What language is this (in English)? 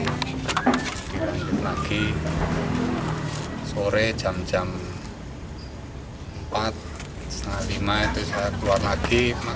Indonesian